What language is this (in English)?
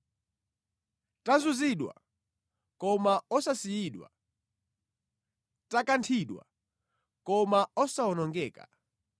Nyanja